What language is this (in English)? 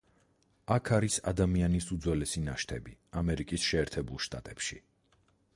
Georgian